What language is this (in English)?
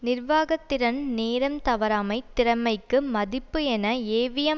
Tamil